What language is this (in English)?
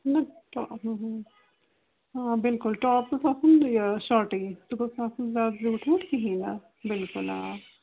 Kashmiri